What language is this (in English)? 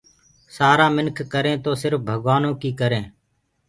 Gurgula